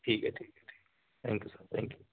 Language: Urdu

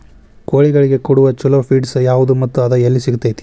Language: Kannada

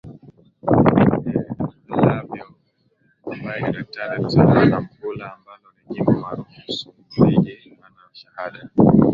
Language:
Swahili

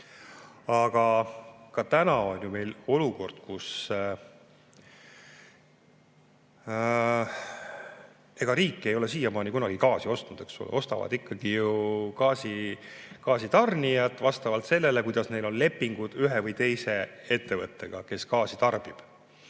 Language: Estonian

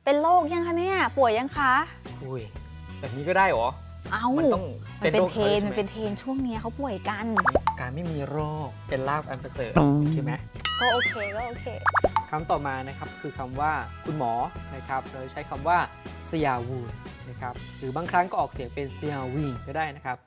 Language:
Thai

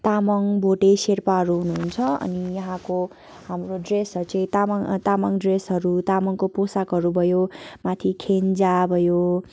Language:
Nepali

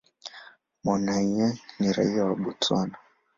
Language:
Swahili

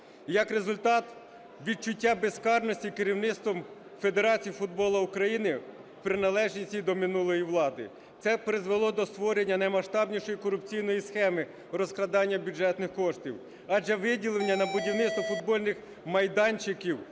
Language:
Ukrainian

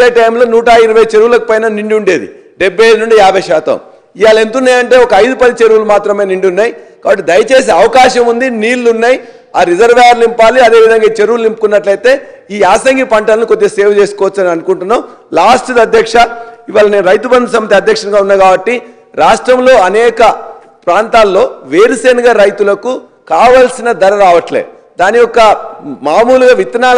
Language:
Telugu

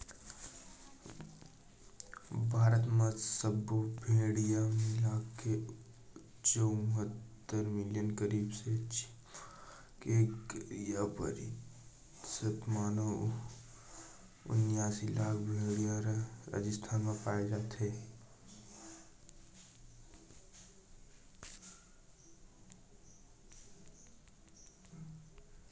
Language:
Chhattisgarhi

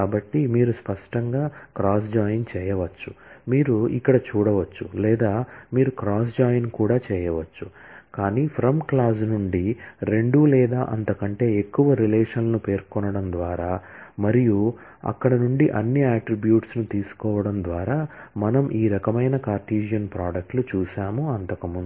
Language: Telugu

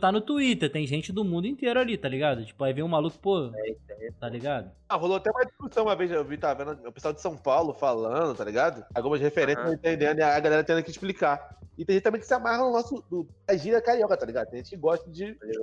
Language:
Portuguese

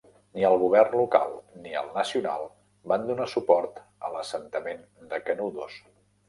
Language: Catalan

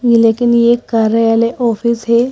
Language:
Hindi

